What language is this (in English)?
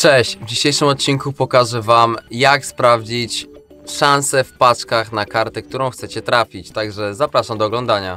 Polish